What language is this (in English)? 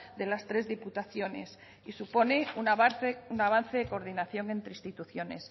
Spanish